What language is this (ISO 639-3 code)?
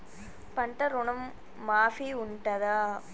tel